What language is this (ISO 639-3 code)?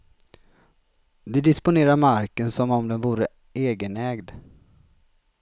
swe